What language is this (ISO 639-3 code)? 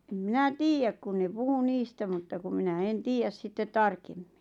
fin